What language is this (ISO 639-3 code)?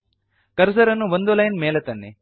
kan